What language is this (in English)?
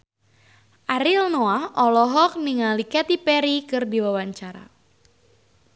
Sundanese